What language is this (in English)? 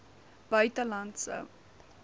Afrikaans